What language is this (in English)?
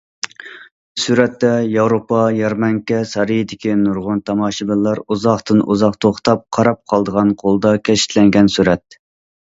Uyghur